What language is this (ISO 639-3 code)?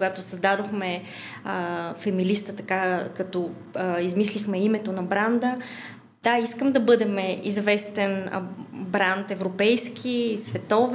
bul